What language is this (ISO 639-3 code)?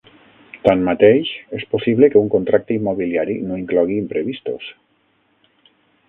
cat